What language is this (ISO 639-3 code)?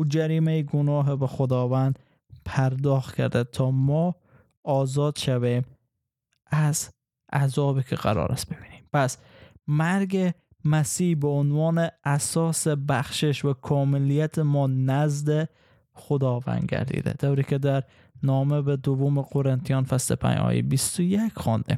fas